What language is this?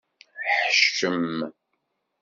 Kabyle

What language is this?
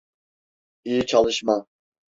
Turkish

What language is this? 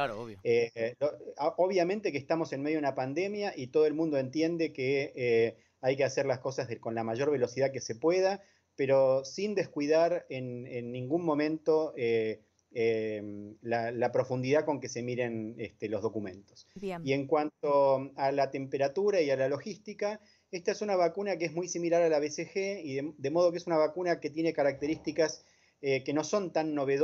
Spanish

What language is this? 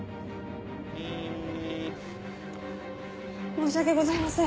Japanese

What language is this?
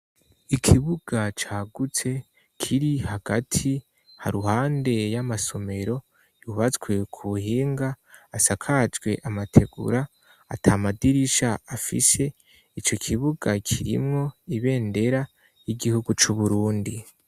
Rundi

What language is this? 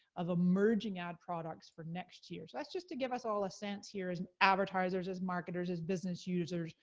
English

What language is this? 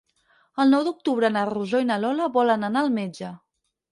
Catalan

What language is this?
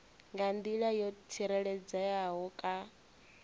Venda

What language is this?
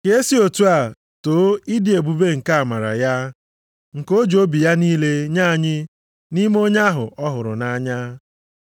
Igbo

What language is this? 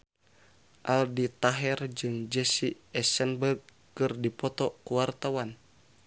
Sundanese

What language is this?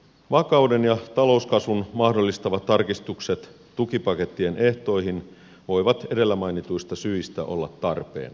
Finnish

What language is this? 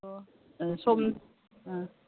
Manipuri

